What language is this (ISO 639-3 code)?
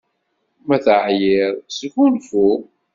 kab